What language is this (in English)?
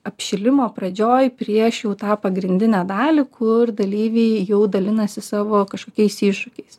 Lithuanian